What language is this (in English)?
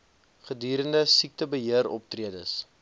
Afrikaans